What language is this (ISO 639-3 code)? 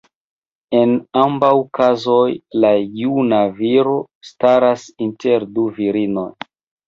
epo